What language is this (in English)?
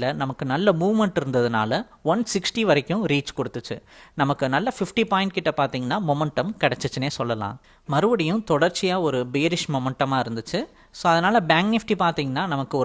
Tamil